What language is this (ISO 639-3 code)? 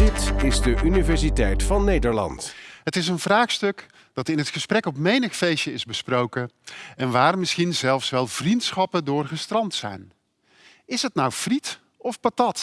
nld